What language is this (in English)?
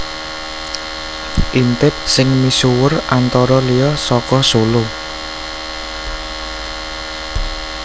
Javanese